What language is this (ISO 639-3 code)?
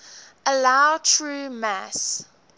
eng